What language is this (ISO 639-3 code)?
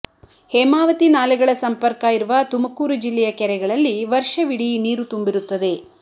kan